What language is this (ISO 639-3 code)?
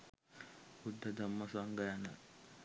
sin